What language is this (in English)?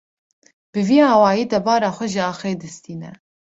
Kurdish